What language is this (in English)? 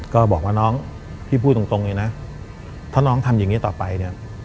Thai